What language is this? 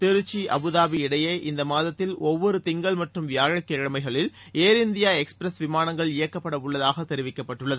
Tamil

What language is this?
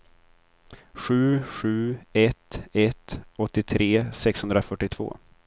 Swedish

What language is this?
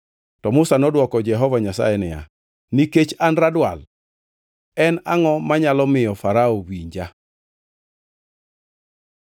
Luo (Kenya and Tanzania)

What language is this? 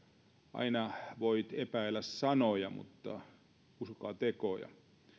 Finnish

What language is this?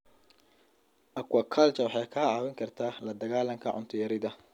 Somali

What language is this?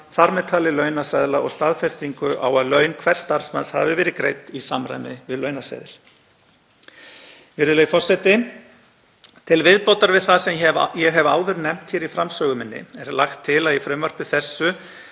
Icelandic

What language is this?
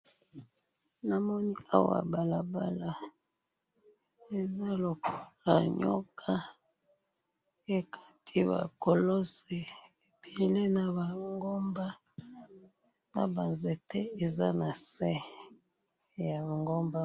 Lingala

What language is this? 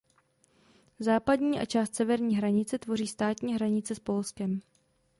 Czech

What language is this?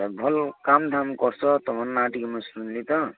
Odia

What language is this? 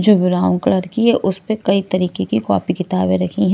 Hindi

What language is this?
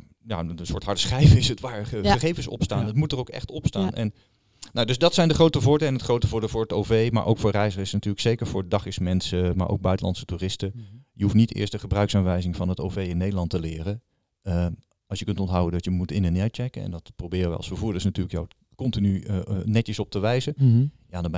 Dutch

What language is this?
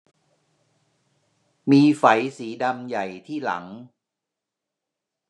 Thai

